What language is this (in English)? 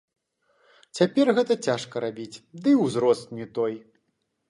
Belarusian